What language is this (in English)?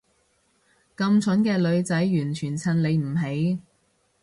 Cantonese